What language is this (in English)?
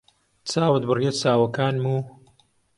Central Kurdish